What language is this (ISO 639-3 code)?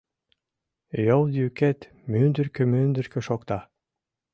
chm